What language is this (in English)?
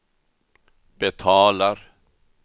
Swedish